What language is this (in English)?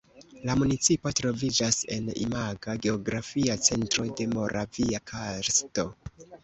Esperanto